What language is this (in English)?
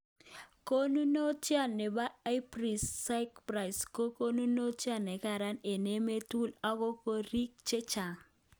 Kalenjin